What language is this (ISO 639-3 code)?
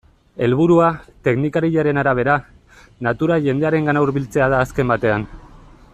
eus